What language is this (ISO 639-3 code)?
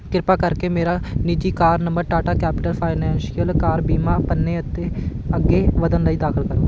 pan